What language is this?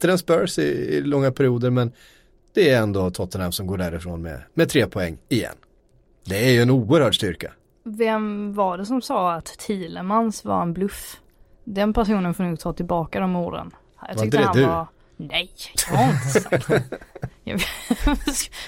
Swedish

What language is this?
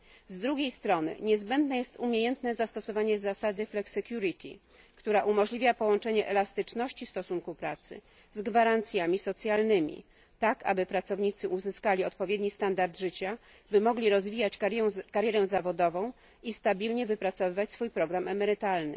Polish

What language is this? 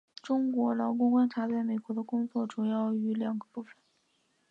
Chinese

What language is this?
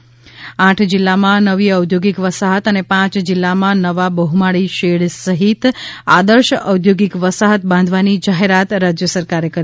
Gujarati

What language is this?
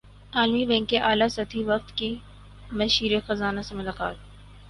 Urdu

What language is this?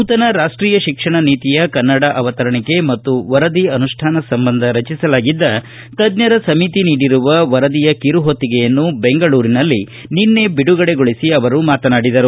Kannada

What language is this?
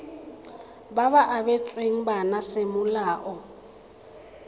Tswana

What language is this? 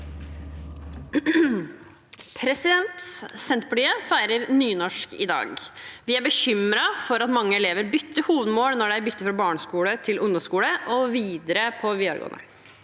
Norwegian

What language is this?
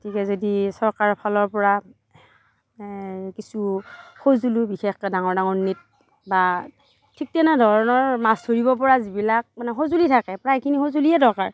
Assamese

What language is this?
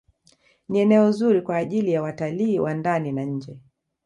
Swahili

